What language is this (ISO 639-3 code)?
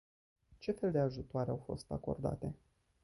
ron